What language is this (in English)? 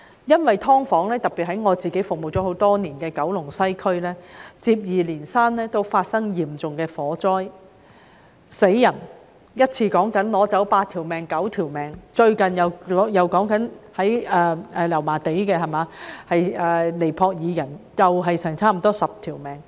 Cantonese